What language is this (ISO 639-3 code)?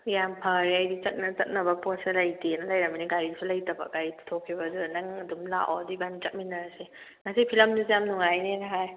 mni